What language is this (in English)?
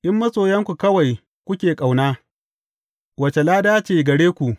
Hausa